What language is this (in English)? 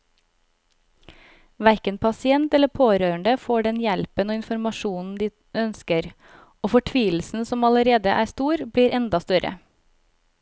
Norwegian